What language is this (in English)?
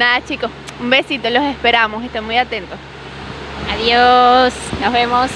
Spanish